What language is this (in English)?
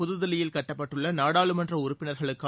Tamil